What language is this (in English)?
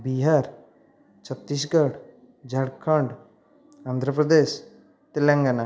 Odia